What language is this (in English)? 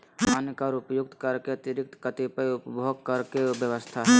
Magahi